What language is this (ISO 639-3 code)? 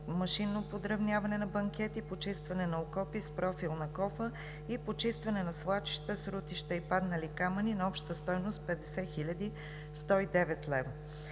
bul